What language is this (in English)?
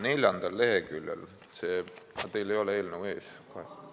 Estonian